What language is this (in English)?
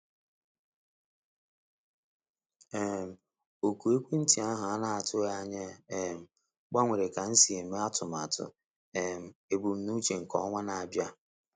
Igbo